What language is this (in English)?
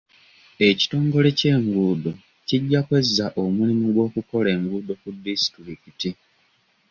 Ganda